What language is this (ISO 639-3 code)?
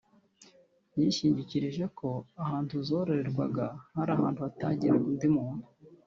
kin